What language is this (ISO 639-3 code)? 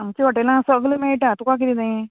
kok